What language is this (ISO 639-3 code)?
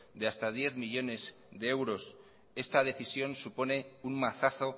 spa